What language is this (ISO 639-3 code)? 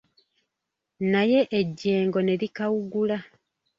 lug